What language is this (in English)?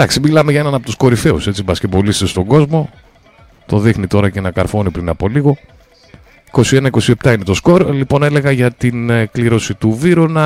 Greek